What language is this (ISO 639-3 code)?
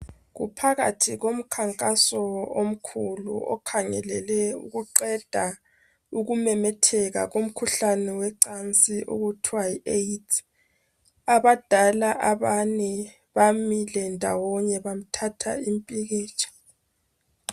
nde